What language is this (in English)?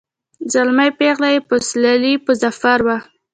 Pashto